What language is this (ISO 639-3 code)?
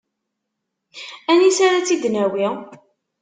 kab